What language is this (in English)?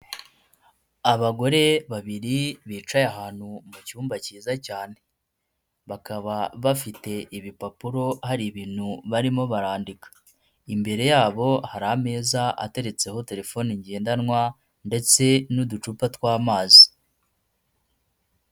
Kinyarwanda